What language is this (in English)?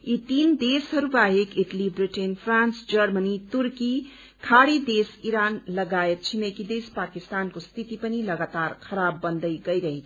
Nepali